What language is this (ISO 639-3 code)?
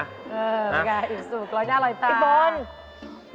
tha